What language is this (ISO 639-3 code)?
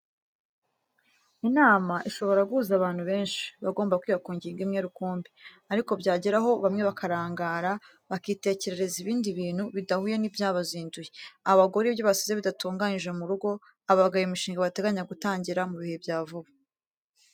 kin